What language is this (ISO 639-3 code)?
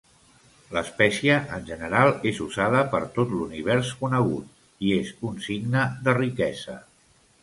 cat